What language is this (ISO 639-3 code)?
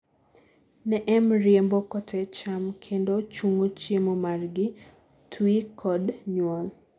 luo